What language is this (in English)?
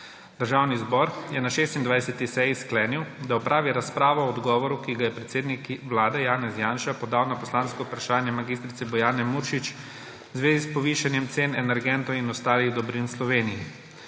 Slovenian